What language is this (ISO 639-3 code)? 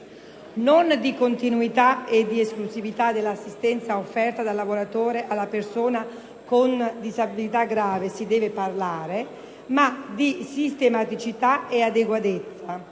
ita